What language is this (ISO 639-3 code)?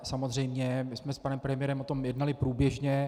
ces